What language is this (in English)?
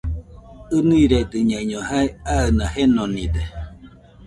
Nüpode Huitoto